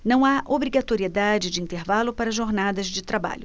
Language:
Portuguese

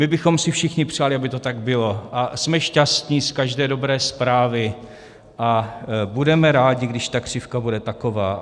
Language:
Czech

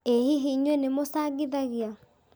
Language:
Kikuyu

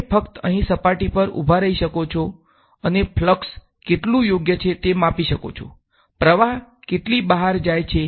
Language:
Gujarati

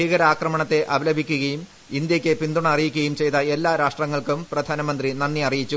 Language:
Malayalam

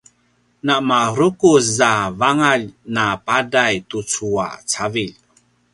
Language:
Paiwan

